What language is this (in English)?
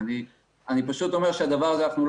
Hebrew